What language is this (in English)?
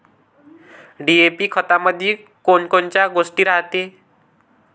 Marathi